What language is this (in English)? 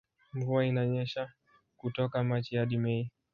Swahili